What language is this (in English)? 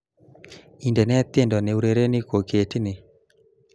Kalenjin